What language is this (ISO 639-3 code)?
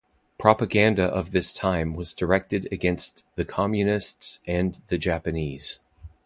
eng